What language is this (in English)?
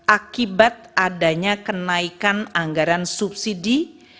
Indonesian